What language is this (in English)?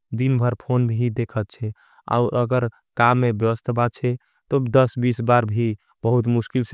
Angika